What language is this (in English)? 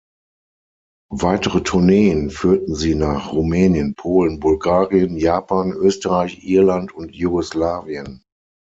German